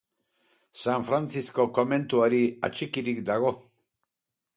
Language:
Basque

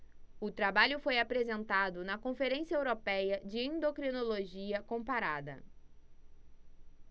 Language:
Portuguese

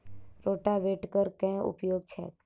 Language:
Maithili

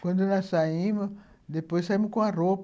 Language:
Portuguese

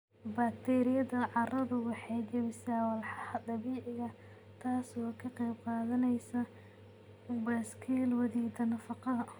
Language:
Somali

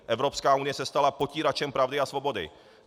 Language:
Czech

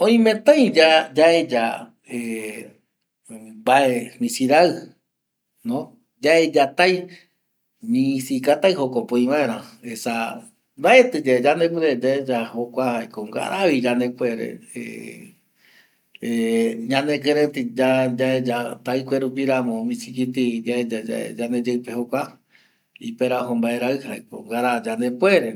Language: Eastern Bolivian Guaraní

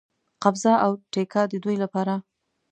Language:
Pashto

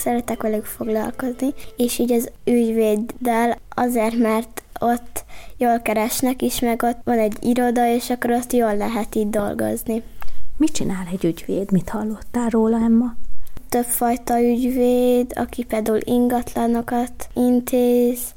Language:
Hungarian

